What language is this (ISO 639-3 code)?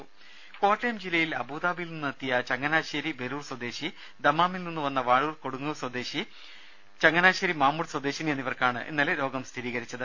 mal